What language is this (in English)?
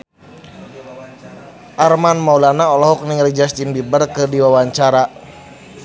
Sundanese